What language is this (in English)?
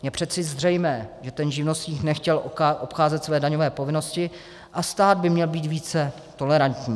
Czech